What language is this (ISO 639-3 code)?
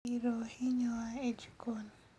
luo